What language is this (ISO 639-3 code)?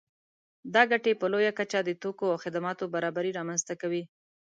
pus